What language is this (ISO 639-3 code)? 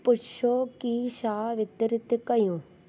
snd